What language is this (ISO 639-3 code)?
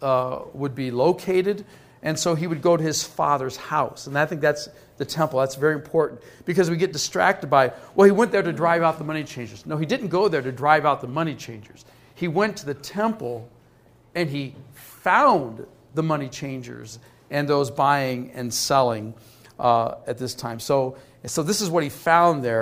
eng